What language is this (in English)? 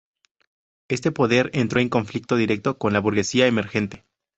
Spanish